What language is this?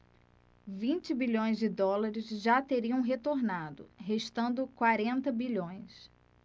Portuguese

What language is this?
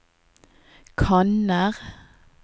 Norwegian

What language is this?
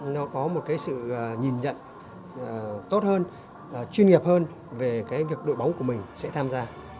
Vietnamese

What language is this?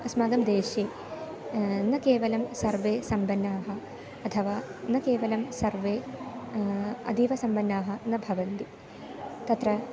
Sanskrit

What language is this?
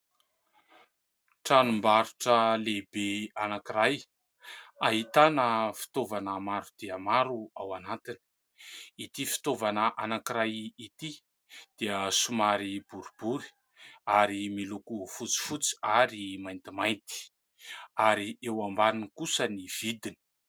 Malagasy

